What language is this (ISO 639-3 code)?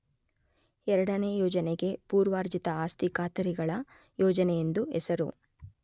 kan